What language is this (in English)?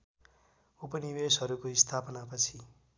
Nepali